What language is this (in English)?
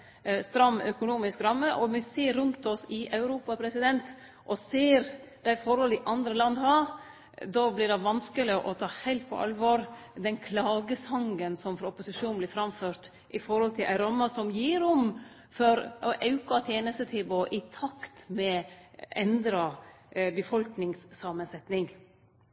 Norwegian Nynorsk